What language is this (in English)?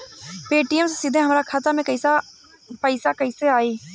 Bhojpuri